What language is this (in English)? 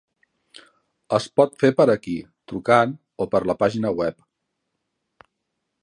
Catalan